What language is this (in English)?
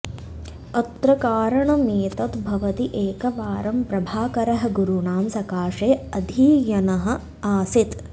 Sanskrit